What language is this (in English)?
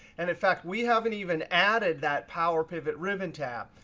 English